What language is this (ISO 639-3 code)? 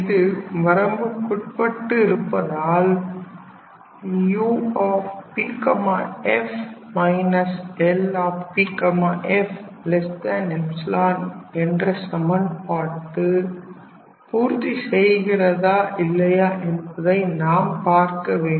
tam